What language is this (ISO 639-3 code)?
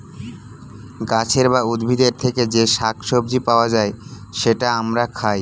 ben